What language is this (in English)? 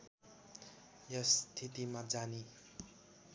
Nepali